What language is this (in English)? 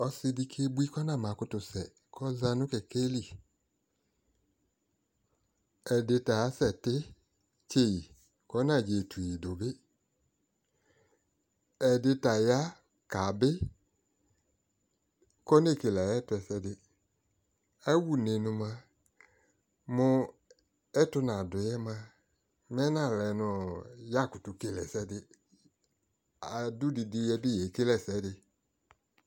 Ikposo